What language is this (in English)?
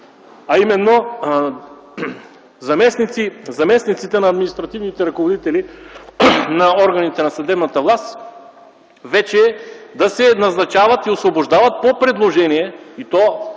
Bulgarian